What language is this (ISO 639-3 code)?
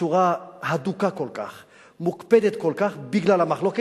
heb